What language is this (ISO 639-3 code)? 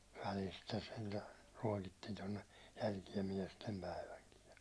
fin